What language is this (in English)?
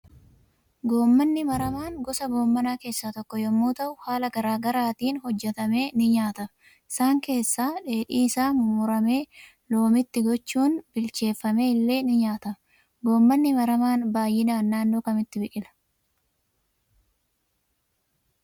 Oromo